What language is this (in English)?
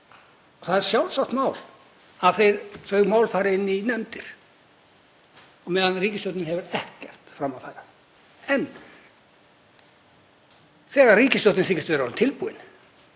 Icelandic